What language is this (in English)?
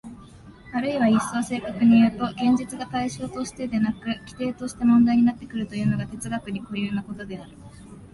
Japanese